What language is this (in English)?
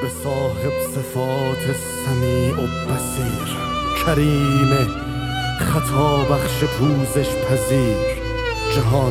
Persian